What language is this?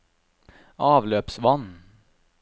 Norwegian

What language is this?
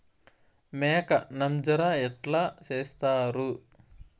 Telugu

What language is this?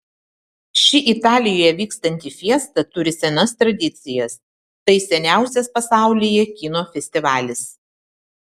Lithuanian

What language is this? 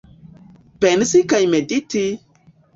Esperanto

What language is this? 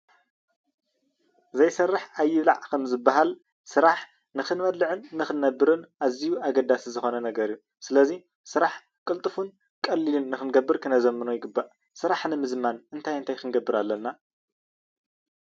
Tigrinya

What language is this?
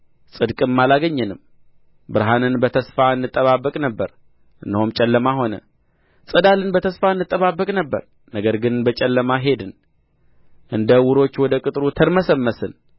Amharic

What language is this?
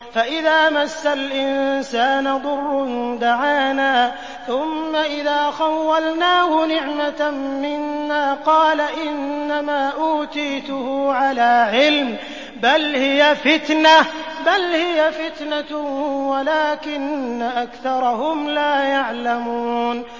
Arabic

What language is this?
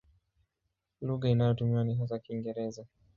Swahili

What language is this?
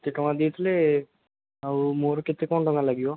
Odia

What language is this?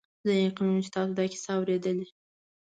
Pashto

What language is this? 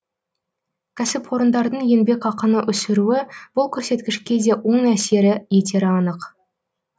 Kazakh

